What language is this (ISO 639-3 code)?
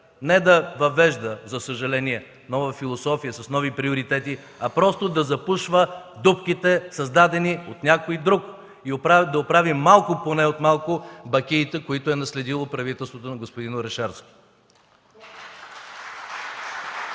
bul